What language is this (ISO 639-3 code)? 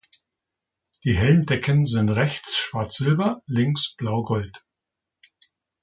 deu